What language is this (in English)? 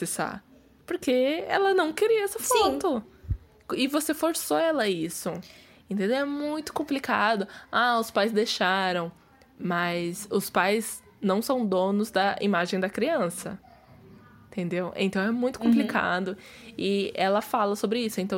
Portuguese